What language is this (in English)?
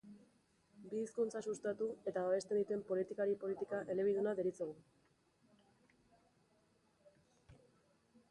Basque